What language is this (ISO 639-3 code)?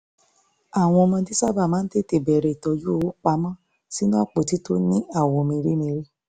yor